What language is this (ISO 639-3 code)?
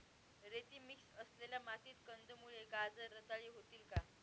mar